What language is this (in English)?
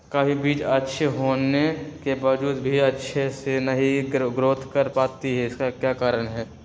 Magahi